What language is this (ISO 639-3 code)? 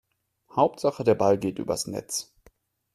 deu